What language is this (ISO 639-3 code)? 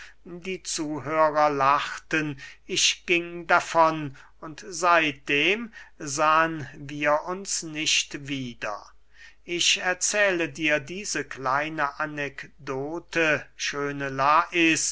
deu